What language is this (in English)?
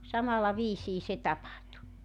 Finnish